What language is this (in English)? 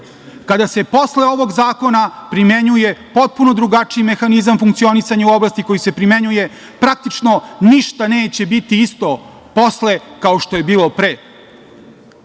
Serbian